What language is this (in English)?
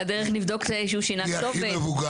Hebrew